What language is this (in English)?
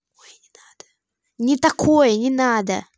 Russian